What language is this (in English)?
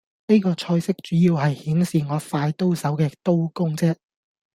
Cantonese